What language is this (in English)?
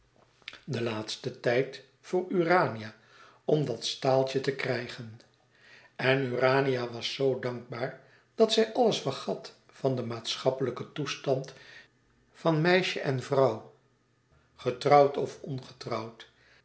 Dutch